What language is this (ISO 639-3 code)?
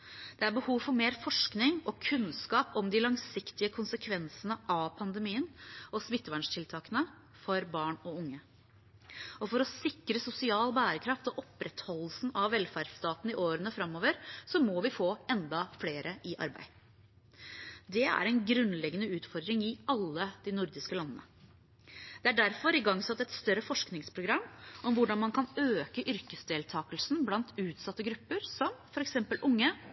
nob